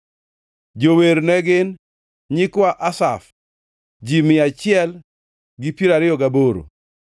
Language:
Luo (Kenya and Tanzania)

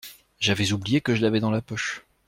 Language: French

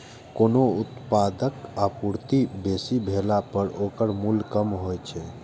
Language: Maithili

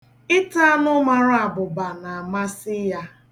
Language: Igbo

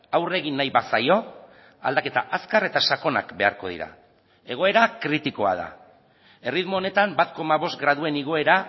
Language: Basque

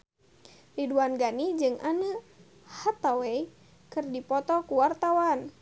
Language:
Sundanese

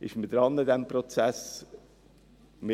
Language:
Swiss German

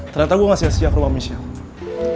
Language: Indonesian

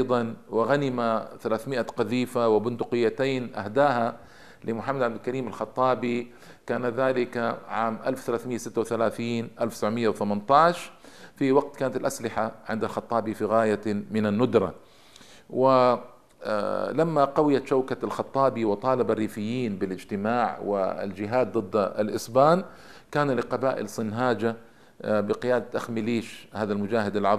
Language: Arabic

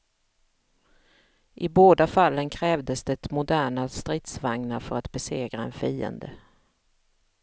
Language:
Swedish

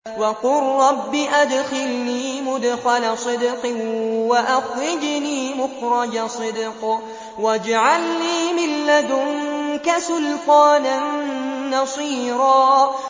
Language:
Arabic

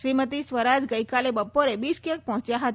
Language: Gujarati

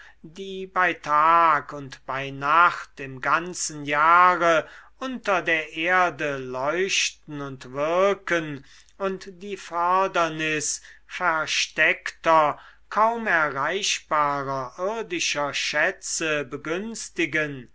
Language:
German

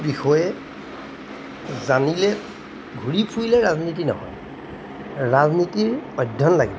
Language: Assamese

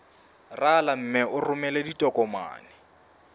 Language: Southern Sotho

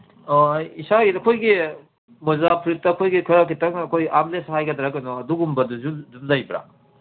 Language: Manipuri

